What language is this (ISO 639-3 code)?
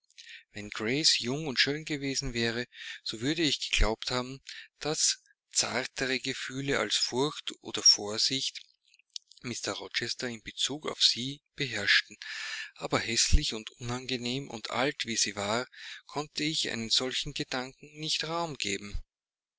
deu